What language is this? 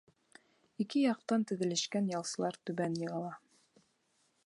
Bashkir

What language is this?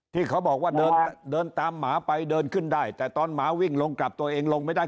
Thai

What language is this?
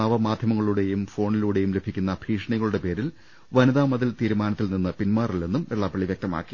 Malayalam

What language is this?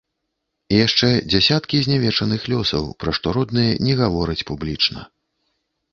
Belarusian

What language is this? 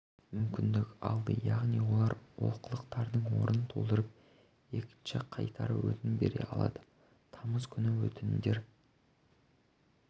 Kazakh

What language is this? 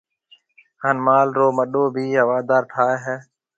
Marwari (Pakistan)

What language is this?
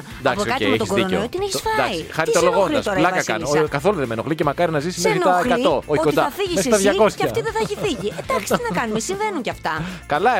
Greek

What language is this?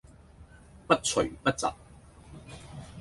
Cantonese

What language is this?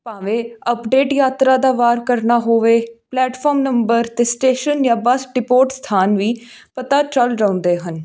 Punjabi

